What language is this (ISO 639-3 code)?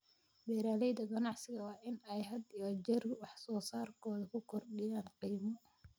som